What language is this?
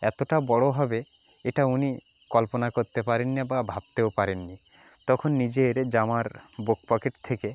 Bangla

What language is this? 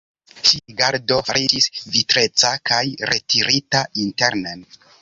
Esperanto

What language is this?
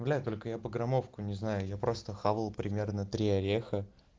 Russian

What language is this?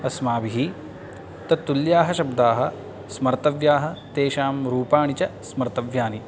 Sanskrit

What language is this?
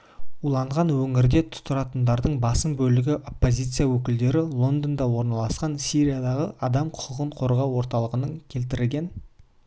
Kazakh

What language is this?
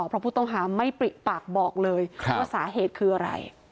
Thai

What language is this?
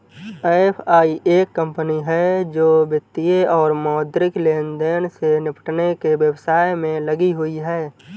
Hindi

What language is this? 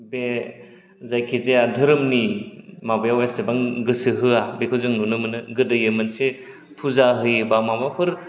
Bodo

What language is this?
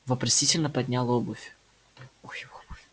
Russian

